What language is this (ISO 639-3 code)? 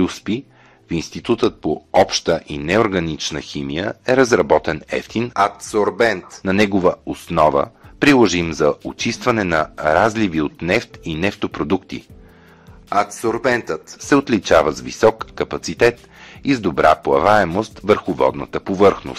bul